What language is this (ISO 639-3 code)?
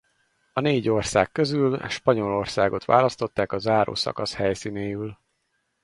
hun